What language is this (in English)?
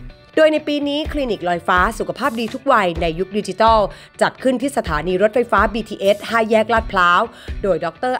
Thai